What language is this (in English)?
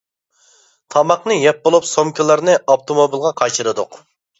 Uyghur